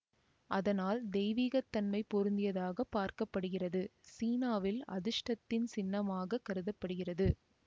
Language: Tamil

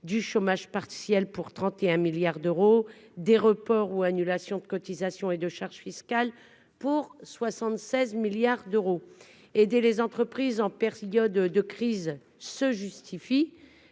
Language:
French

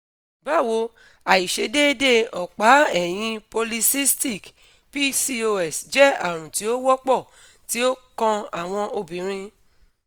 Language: Yoruba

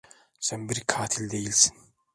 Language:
Turkish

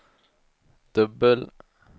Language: Swedish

